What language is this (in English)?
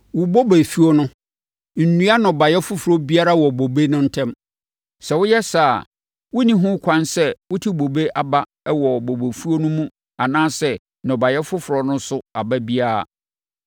Akan